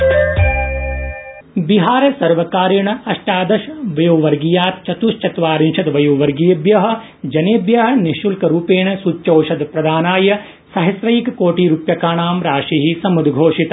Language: Sanskrit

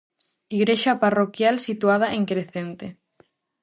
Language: Galician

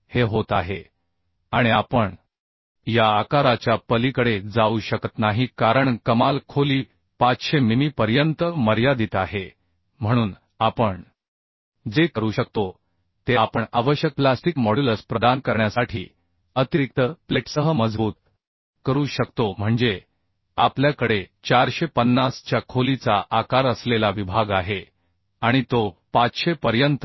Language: Marathi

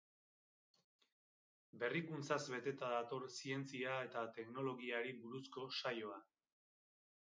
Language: Basque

